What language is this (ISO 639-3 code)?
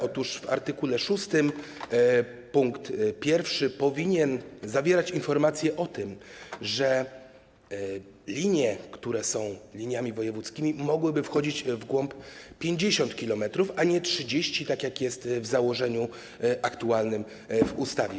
pol